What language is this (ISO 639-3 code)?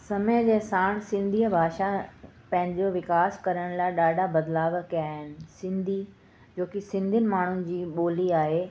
snd